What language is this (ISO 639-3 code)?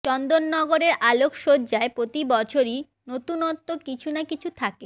ben